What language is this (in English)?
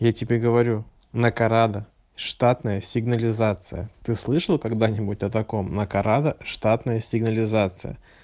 Russian